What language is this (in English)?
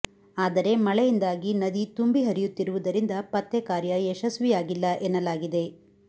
Kannada